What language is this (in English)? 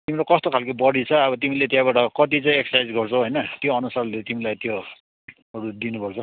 Nepali